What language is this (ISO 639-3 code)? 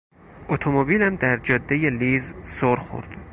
fas